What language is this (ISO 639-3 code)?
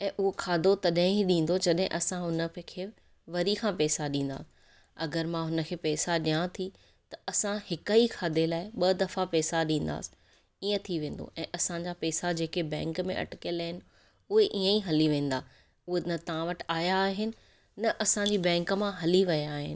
snd